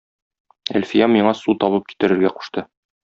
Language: Tatar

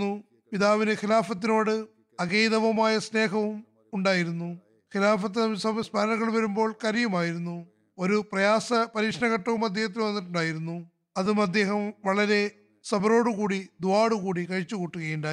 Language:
Malayalam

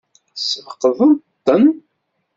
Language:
Kabyle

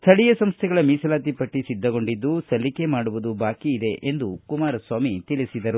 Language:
Kannada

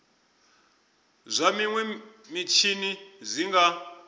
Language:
Venda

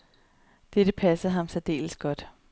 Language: Danish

